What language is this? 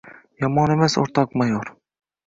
Uzbek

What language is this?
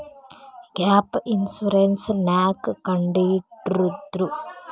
Kannada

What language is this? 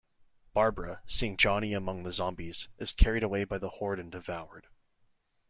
English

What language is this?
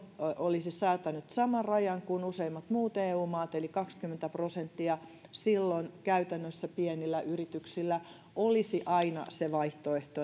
Finnish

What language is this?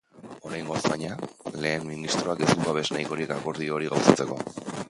Basque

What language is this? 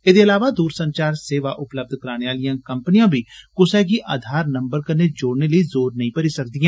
Dogri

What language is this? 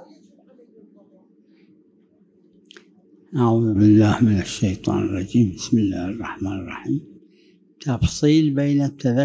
Arabic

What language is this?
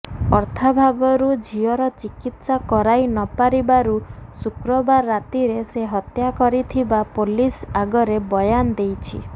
Odia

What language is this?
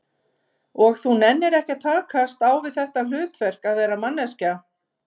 Icelandic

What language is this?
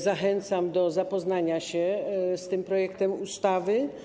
Polish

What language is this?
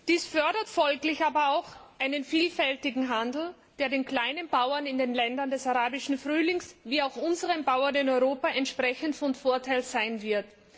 German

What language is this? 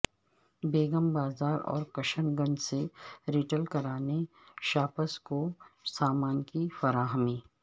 Urdu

